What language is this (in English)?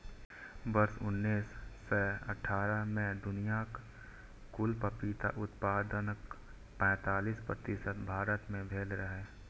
Maithili